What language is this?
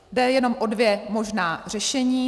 Czech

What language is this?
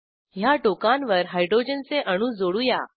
Marathi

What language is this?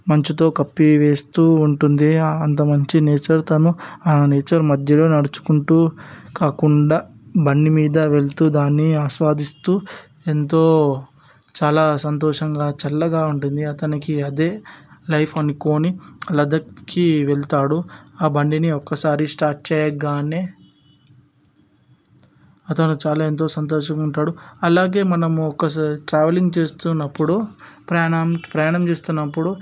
Telugu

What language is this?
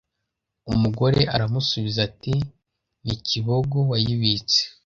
Kinyarwanda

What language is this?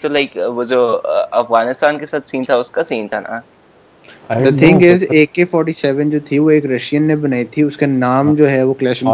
Urdu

